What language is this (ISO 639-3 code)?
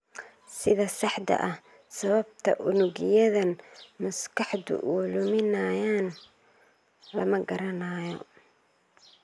som